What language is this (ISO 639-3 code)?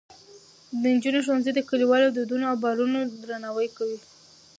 pus